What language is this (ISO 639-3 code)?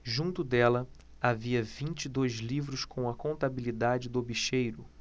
por